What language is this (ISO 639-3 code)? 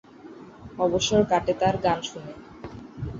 ben